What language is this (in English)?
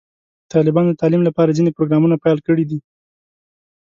Pashto